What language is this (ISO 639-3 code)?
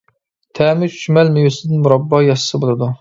uig